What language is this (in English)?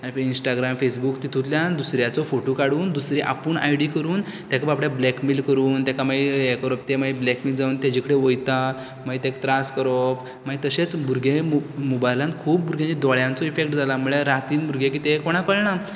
Konkani